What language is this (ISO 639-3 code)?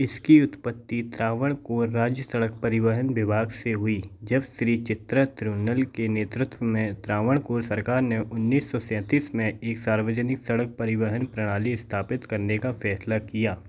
hin